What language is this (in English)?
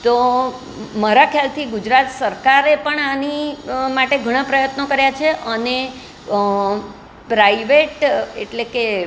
Gujarati